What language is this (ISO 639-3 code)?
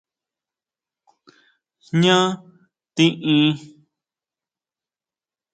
mau